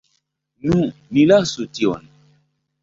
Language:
Esperanto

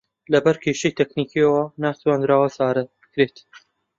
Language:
Central Kurdish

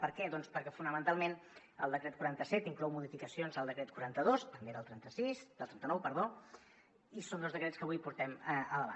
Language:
Catalan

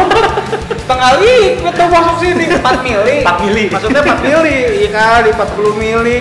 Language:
Indonesian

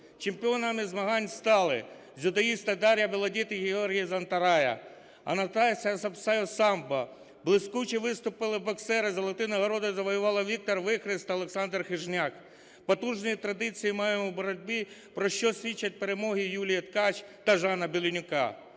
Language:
Ukrainian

